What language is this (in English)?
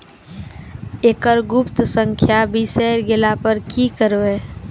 Maithili